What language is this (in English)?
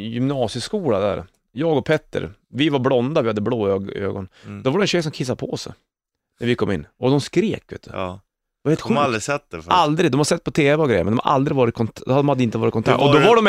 Swedish